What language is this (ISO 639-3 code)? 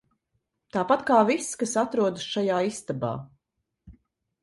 lav